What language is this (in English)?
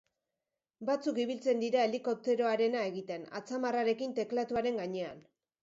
Basque